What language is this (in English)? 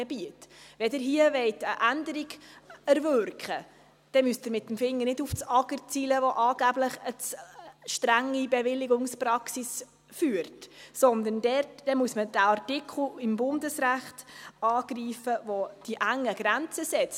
Swiss German